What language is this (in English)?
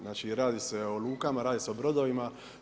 Croatian